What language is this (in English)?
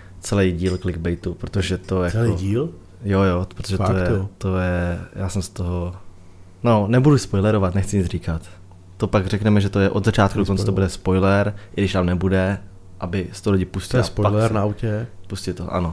Czech